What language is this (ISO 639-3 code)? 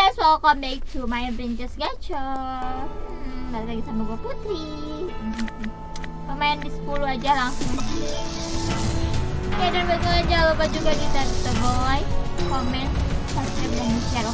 ind